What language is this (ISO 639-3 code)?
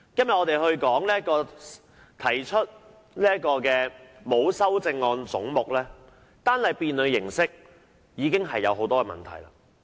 yue